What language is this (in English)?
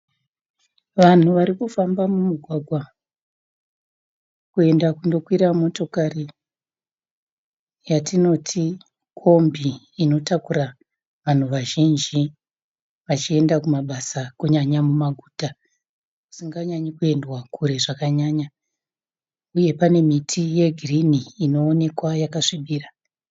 Shona